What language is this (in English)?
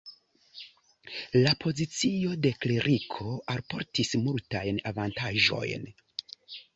Esperanto